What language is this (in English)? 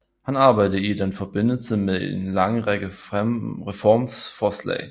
Danish